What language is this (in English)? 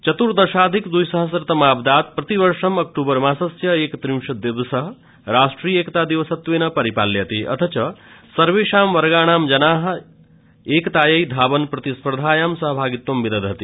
Sanskrit